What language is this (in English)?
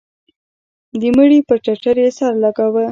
Pashto